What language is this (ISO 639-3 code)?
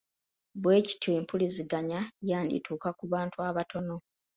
lug